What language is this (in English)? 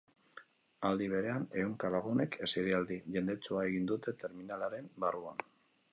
Basque